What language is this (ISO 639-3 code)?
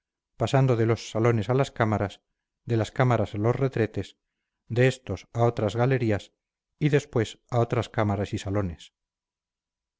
spa